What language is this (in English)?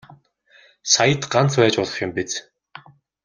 Mongolian